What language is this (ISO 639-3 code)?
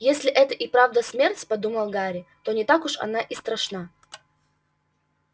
rus